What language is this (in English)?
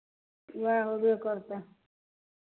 Maithili